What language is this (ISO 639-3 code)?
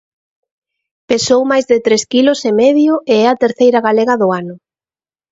glg